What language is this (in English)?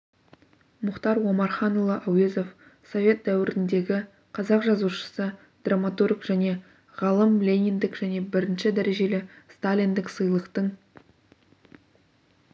Kazakh